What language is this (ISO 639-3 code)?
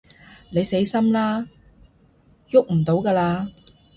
yue